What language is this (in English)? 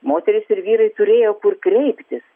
Lithuanian